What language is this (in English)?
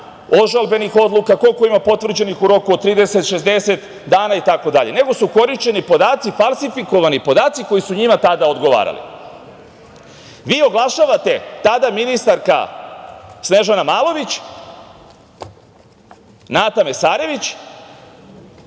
Serbian